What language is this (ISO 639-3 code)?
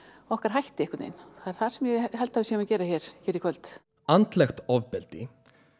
isl